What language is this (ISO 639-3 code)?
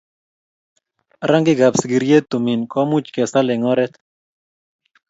kln